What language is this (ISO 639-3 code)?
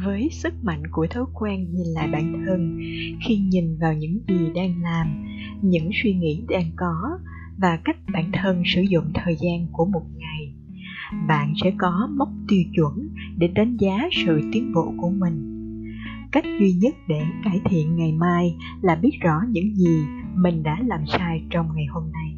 vie